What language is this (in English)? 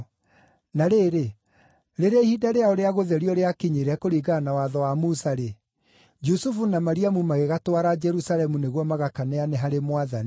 Kikuyu